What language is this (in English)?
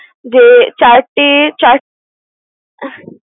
Bangla